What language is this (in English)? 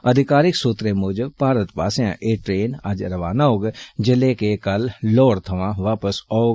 Dogri